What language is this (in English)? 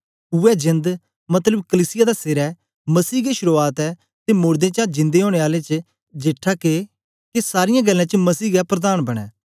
Dogri